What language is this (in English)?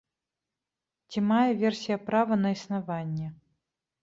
Belarusian